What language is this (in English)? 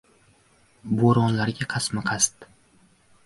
Uzbek